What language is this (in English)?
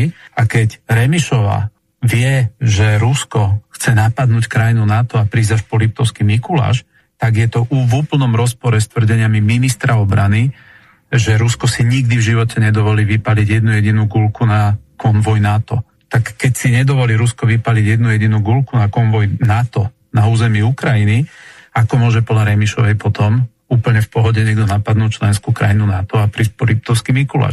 Slovak